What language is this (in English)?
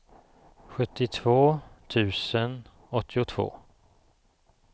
Swedish